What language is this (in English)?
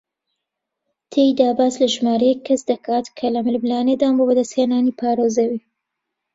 Central Kurdish